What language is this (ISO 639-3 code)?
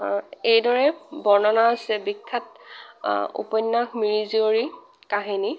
asm